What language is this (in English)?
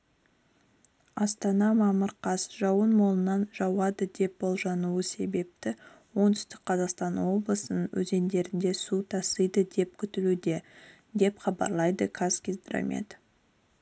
Kazakh